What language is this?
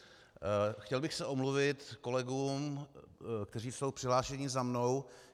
Czech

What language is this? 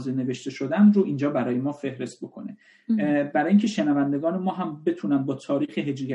Persian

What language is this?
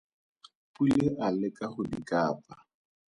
Tswana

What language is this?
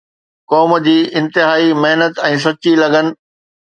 Sindhi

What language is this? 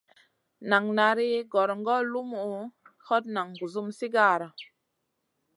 Masana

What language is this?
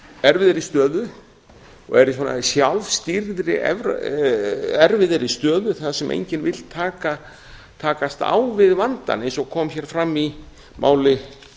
Icelandic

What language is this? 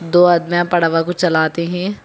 Hindi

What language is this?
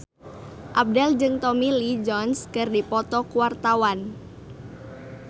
Sundanese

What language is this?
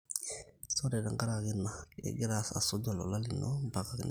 Masai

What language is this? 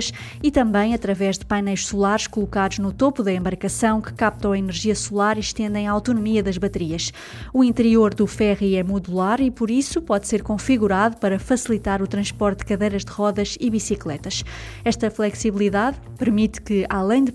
Portuguese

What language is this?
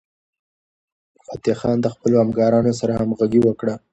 Pashto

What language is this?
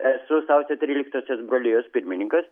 Lithuanian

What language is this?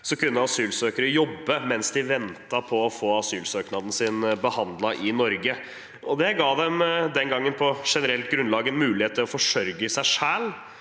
Norwegian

